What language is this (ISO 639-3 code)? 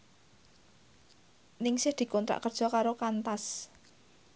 jav